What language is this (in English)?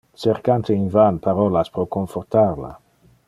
Interlingua